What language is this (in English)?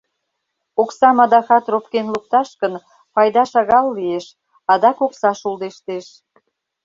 Mari